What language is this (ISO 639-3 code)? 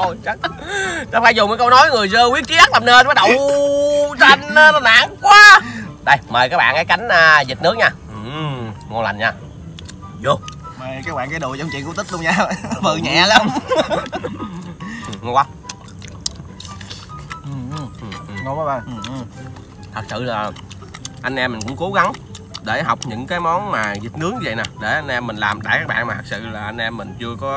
vie